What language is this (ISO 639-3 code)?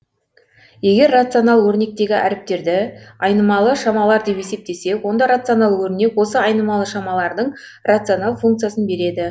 kaz